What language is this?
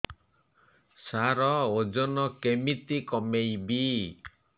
Odia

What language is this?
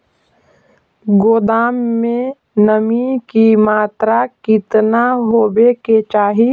Magahi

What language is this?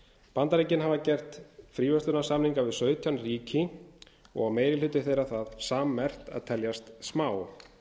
Icelandic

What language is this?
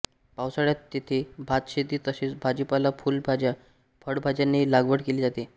Marathi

